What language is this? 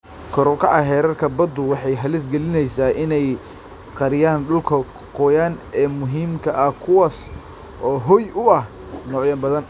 Somali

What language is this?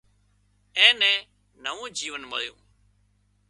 Wadiyara Koli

